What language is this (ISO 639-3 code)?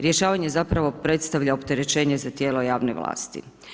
hrv